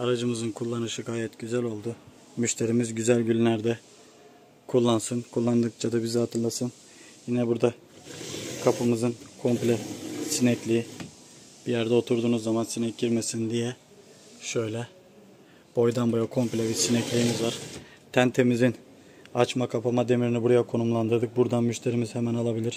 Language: Turkish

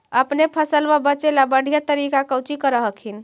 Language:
Magahi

